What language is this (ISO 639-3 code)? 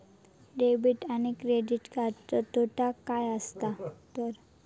mar